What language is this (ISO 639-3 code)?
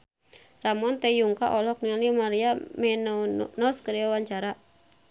sun